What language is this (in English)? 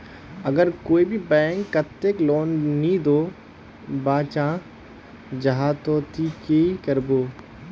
Magahi